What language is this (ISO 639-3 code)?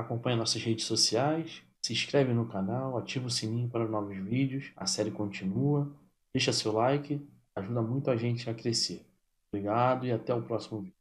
por